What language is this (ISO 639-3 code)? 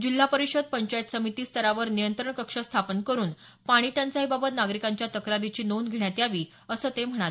mar